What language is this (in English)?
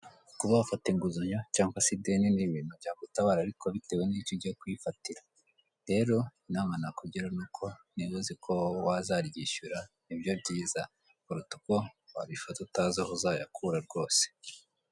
Kinyarwanda